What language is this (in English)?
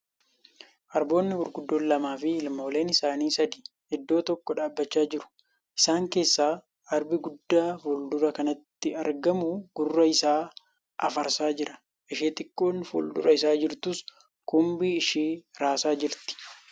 Oromo